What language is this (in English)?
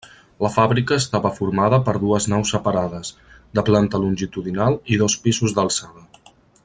Catalan